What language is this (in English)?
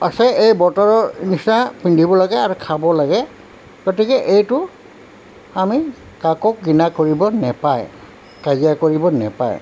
Assamese